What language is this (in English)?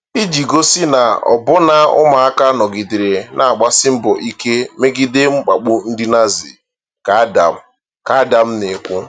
Igbo